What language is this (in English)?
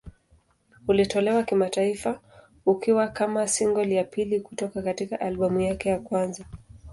Swahili